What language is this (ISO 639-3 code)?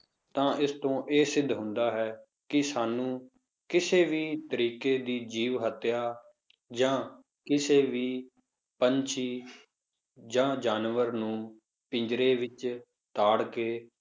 pan